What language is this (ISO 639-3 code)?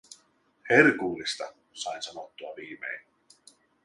fin